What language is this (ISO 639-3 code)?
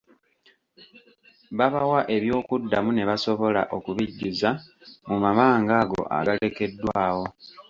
lug